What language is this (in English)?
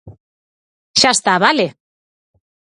Galician